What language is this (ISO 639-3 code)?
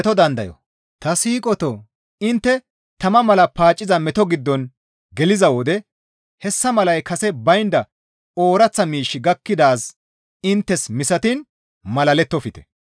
gmv